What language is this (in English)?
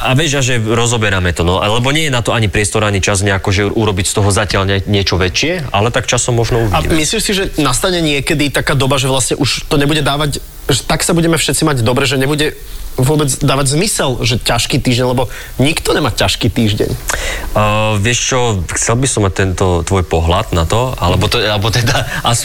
Slovak